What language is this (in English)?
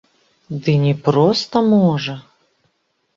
Belarusian